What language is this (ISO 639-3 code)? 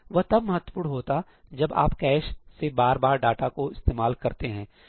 hin